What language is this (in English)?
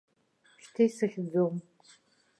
Abkhazian